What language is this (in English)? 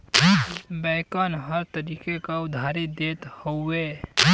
Bhojpuri